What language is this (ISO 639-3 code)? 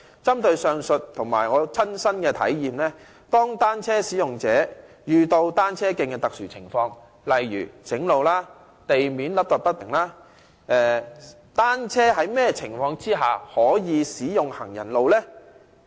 yue